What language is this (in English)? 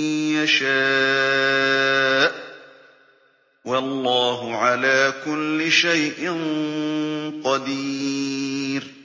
Arabic